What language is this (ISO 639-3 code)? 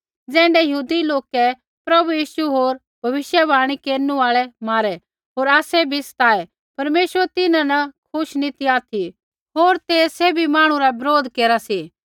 kfx